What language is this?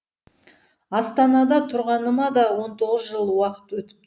Kazakh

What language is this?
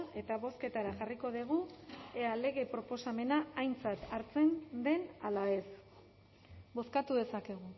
Basque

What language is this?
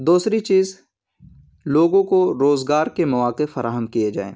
Urdu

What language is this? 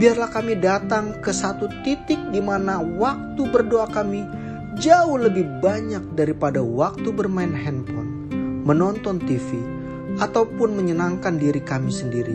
Indonesian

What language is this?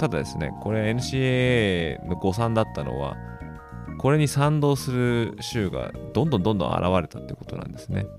Japanese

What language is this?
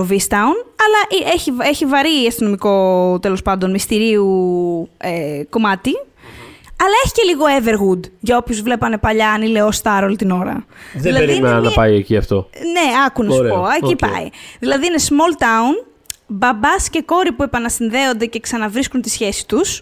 Greek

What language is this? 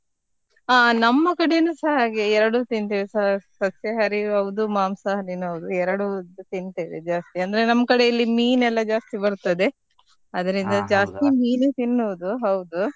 Kannada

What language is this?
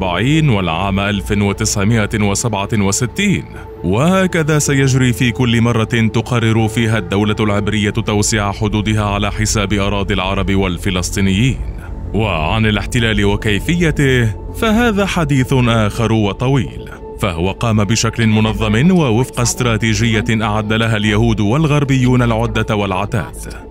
Arabic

